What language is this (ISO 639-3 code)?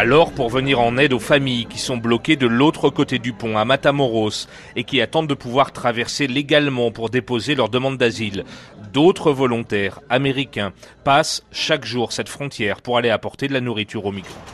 fra